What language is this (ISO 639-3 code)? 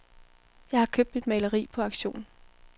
dan